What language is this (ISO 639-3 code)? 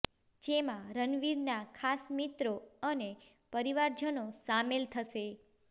guj